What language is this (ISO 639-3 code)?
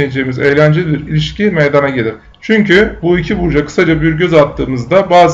tur